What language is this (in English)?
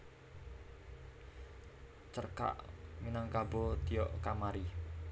Javanese